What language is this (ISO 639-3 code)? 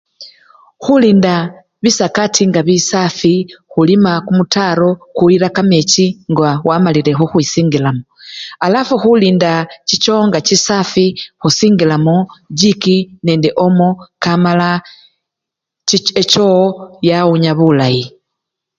luy